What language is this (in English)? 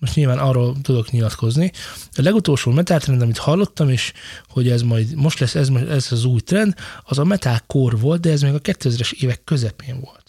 Hungarian